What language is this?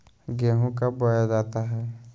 Magahi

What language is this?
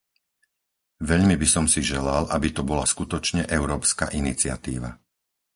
Slovak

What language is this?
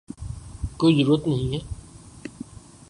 Urdu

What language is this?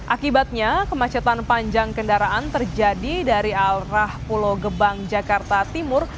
Indonesian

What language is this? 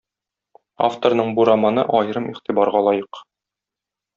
Tatar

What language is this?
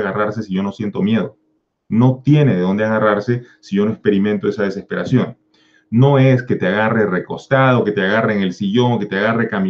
Spanish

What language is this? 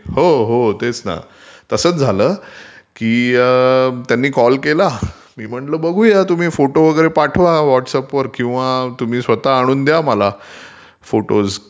Marathi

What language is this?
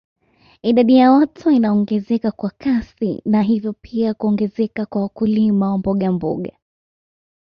Swahili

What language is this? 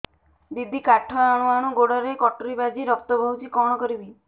Odia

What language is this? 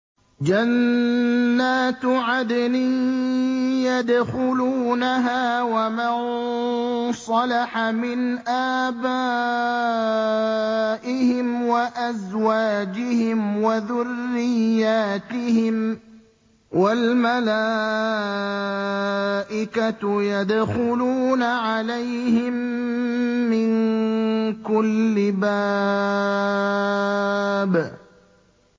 Arabic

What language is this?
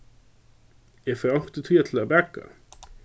Faroese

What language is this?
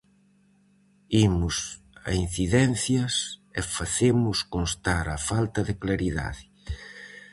Galician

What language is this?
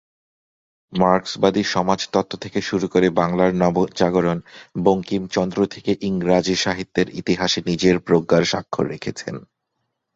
Bangla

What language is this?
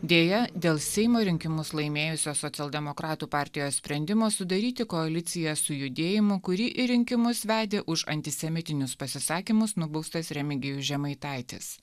Lithuanian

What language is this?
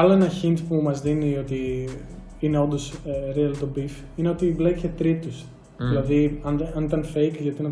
Greek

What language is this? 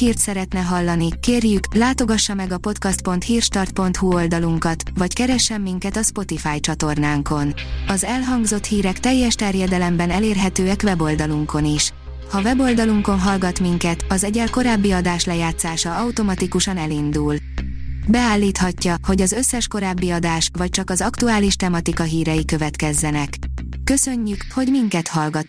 Hungarian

